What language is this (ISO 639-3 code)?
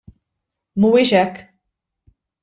mlt